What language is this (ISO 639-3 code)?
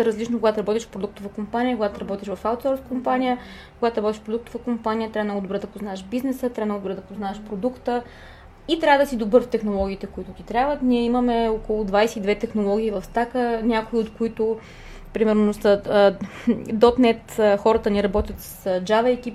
bul